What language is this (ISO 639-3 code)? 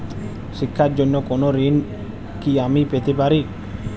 ben